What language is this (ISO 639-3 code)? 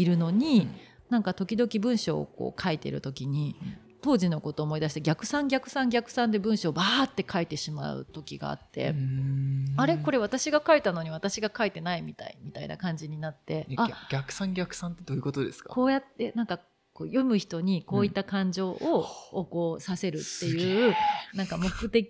jpn